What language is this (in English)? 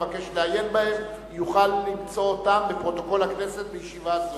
Hebrew